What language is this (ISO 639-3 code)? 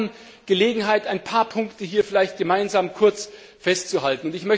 deu